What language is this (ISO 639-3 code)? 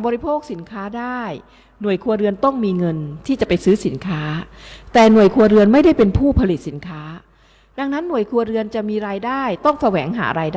tha